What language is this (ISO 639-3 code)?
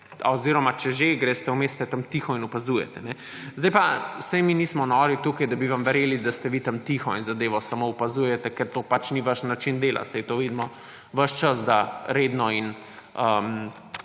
slv